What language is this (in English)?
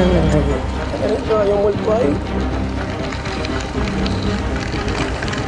Spanish